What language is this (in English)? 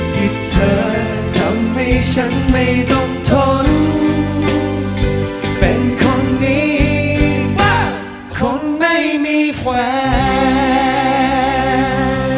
Thai